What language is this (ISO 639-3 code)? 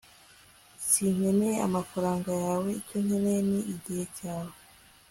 kin